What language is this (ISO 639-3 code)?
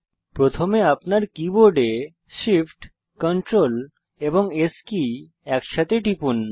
ben